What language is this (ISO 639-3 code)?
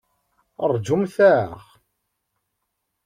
kab